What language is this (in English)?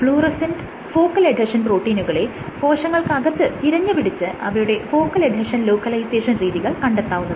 Malayalam